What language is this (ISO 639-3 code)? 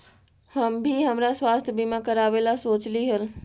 mag